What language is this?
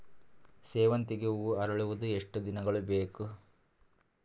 Kannada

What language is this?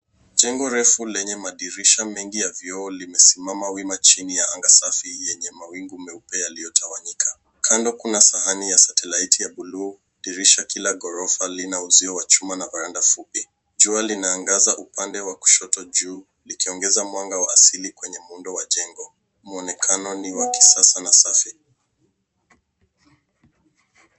Swahili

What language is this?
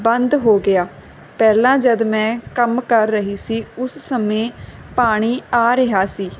Punjabi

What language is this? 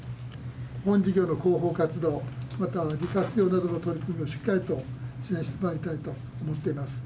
Japanese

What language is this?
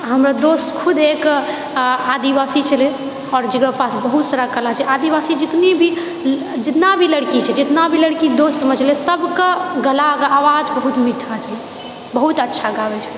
Maithili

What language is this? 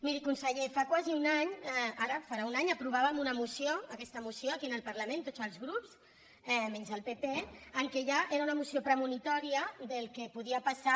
Catalan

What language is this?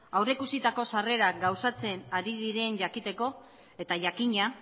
Basque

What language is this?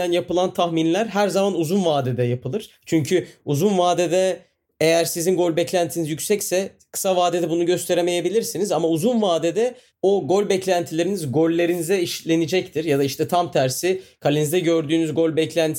Turkish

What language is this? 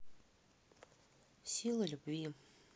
Russian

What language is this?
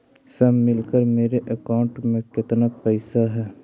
Magahi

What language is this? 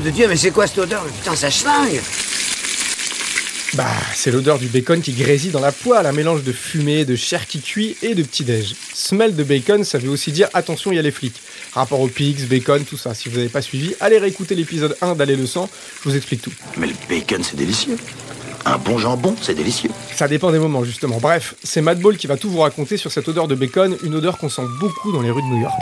French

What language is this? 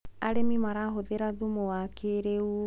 Kikuyu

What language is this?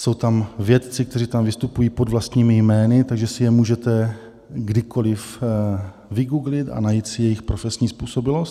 Czech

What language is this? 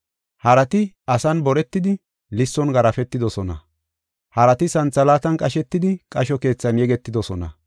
Gofa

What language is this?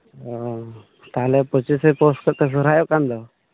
Santali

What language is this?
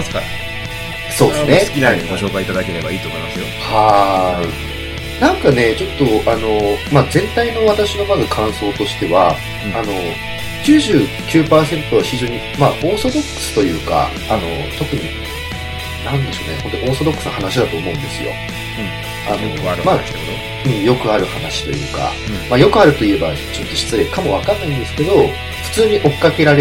Japanese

